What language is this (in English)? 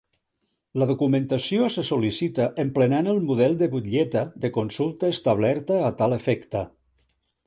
Catalan